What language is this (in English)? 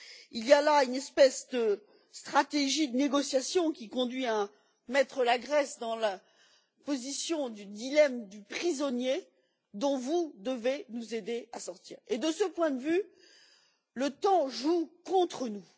French